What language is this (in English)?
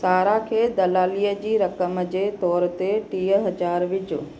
Sindhi